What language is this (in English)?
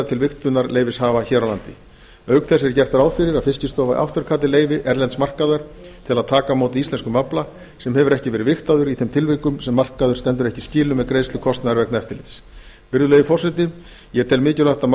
Icelandic